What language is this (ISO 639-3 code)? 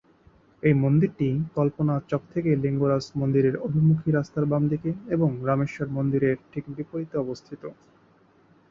ben